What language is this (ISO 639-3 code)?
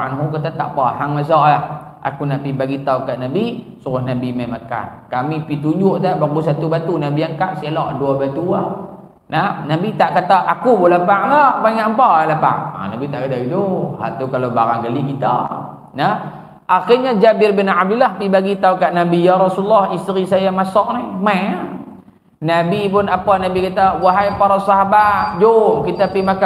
msa